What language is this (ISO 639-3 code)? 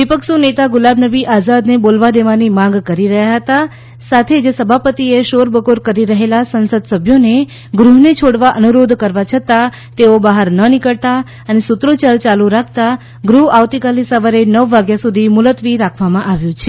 guj